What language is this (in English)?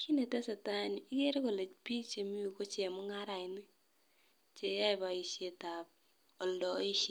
Kalenjin